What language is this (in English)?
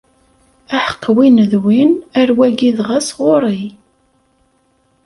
Kabyle